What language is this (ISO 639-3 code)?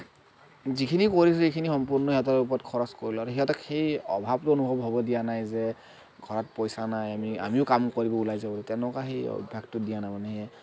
asm